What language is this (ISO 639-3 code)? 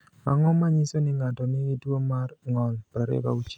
luo